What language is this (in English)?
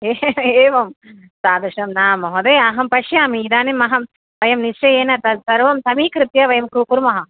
Sanskrit